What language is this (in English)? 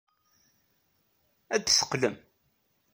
Kabyle